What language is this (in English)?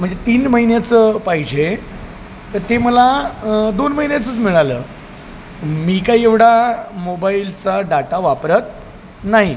Marathi